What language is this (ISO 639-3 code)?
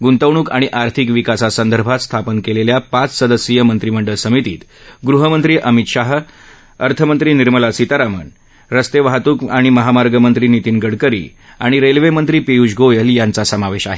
mar